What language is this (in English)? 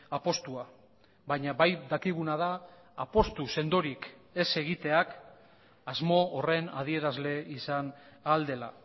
Basque